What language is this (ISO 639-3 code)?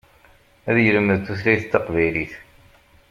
kab